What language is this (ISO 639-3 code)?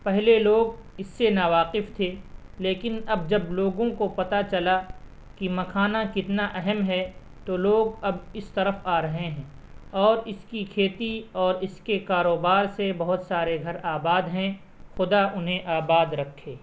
urd